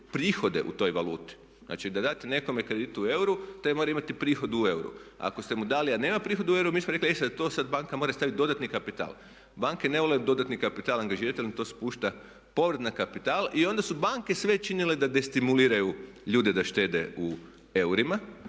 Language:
Croatian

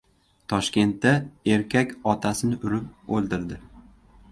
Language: Uzbek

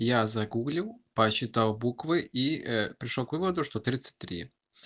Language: Russian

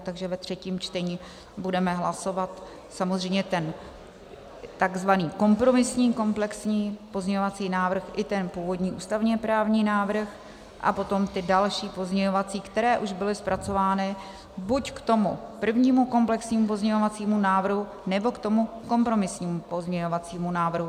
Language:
Czech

